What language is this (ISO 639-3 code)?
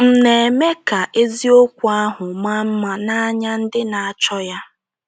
ibo